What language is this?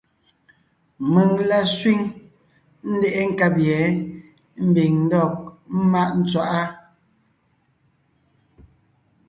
Ngiemboon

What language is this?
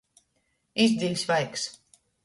Latgalian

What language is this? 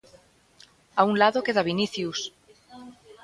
Galician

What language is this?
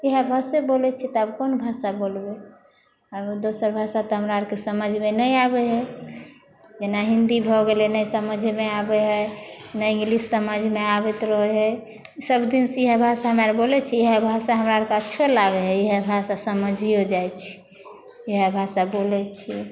Maithili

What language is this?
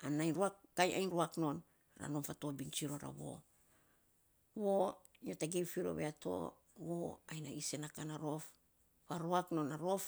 Saposa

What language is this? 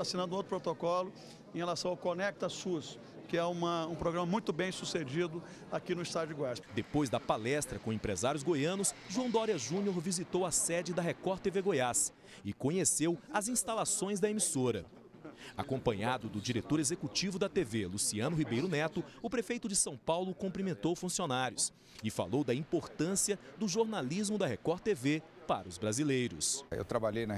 Portuguese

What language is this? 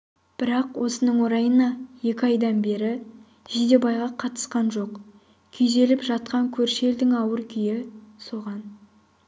Kazakh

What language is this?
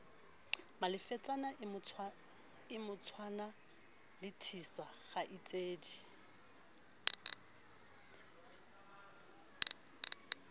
Southern Sotho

